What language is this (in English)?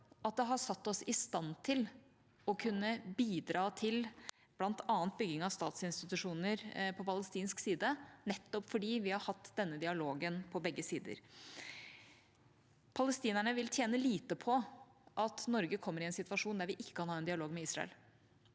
Norwegian